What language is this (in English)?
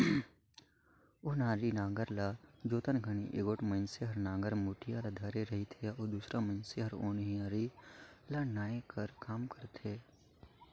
Chhattisgarhi